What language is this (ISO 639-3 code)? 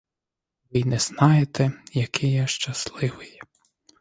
ukr